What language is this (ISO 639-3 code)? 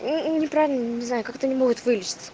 rus